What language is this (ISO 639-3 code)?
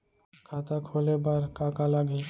hne